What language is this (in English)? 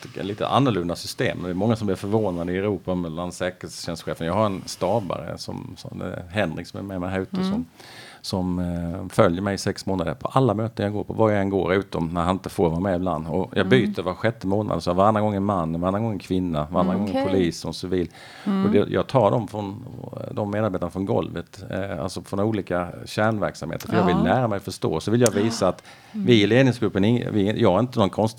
Swedish